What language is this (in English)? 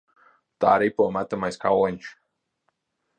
Latvian